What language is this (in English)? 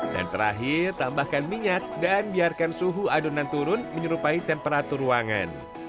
Indonesian